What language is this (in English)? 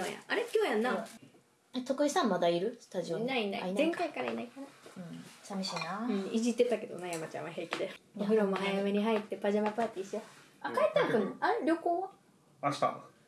Japanese